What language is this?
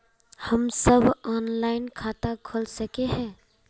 Magahi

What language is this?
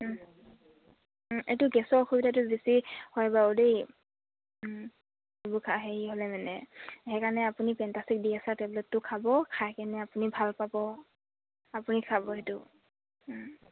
Assamese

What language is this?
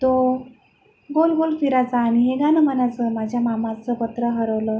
Marathi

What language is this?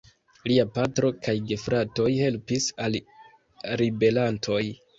Esperanto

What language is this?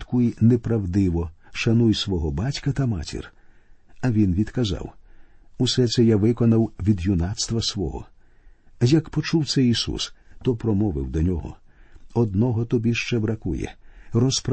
Ukrainian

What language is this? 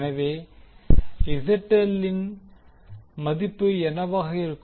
Tamil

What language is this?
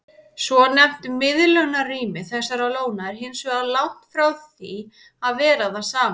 Icelandic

